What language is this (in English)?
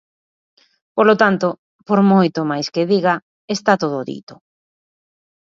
Galician